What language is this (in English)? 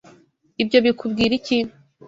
Kinyarwanda